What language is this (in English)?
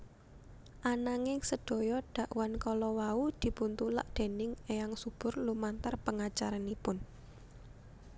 Javanese